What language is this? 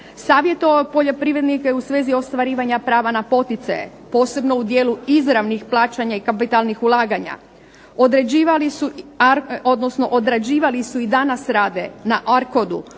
Croatian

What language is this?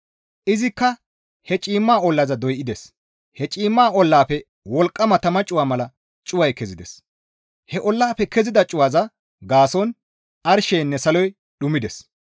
Gamo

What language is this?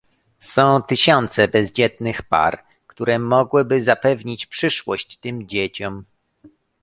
Polish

